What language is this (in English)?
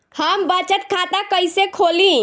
Bhojpuri